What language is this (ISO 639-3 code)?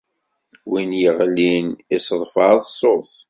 kab